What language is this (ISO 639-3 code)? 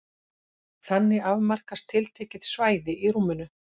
isl